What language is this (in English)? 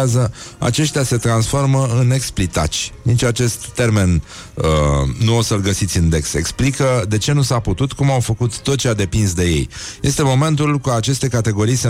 Romanian